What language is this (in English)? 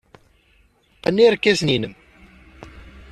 Kabyle